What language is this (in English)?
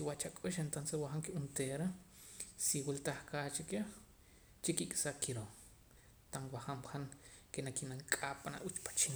Poqomam